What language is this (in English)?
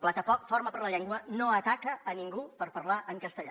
Catalan